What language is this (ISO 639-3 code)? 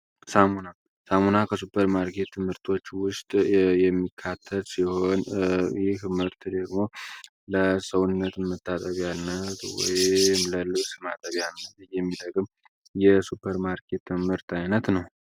amh